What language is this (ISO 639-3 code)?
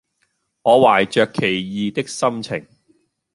yue